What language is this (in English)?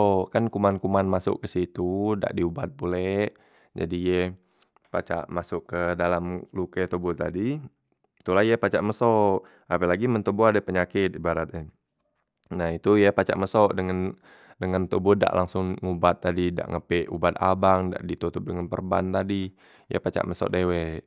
Musi